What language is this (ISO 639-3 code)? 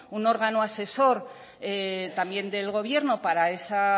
spa